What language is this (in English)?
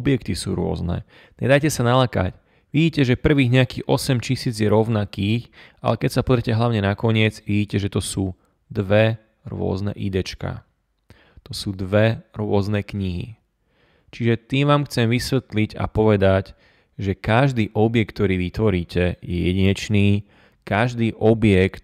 Slovak